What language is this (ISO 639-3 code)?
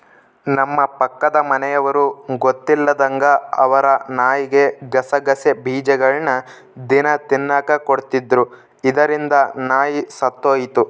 kan